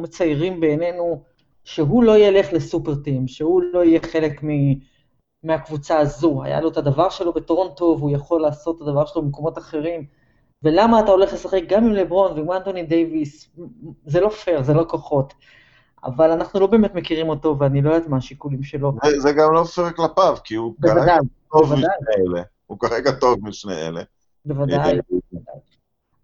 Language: Hebrew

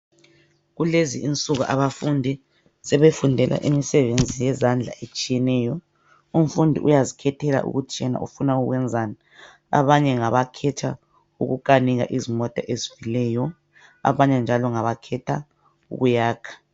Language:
North Ndebele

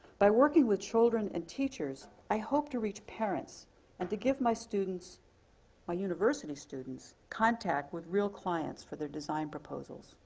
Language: English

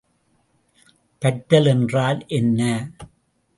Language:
Tamil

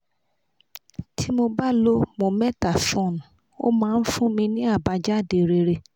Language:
Yoruba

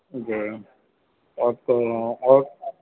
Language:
Urdu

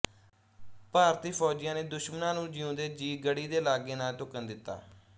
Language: Punjabi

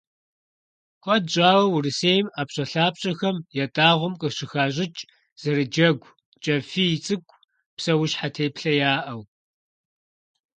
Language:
Kabardian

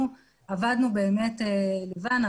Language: Hebrew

